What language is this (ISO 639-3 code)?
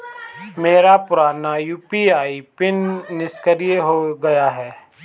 hin